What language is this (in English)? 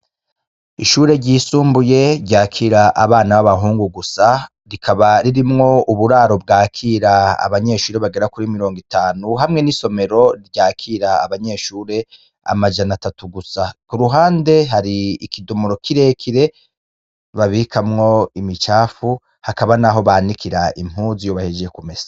Rundi